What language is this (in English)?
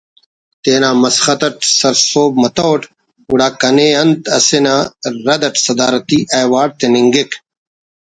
Brahui